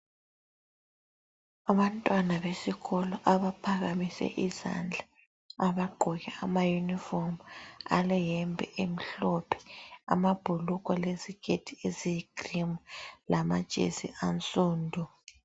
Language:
North Ndebele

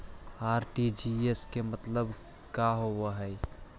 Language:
Magahi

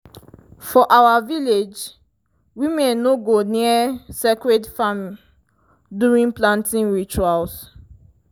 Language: Nigerian Pidgin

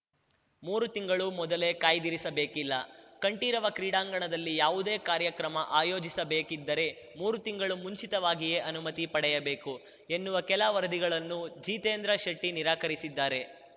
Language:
Kannada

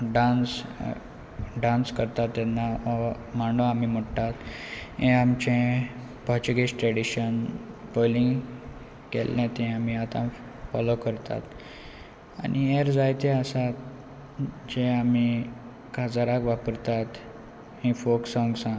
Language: Konkani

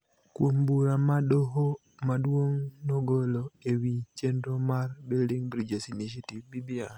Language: Luo (Kenya and Tanzania)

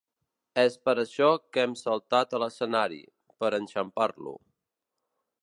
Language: Catalan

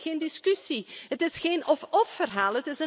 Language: Dutch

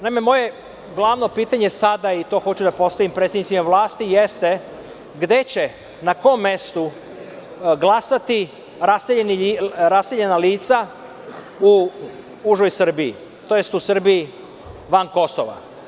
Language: Serbian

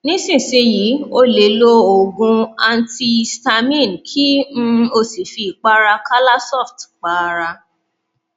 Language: Yoruba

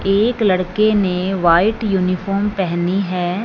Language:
Hindi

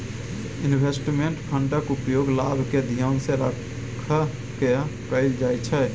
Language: Maithili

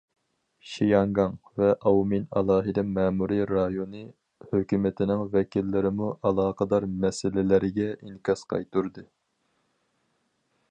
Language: Uyghur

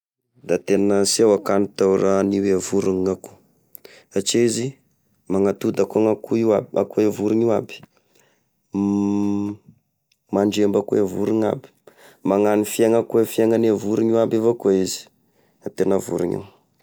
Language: Tesaka Malagasy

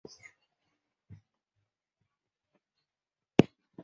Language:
Chinese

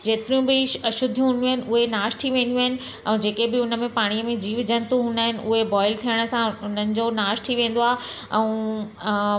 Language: Sindhi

